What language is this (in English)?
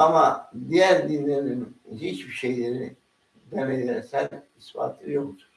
Turkish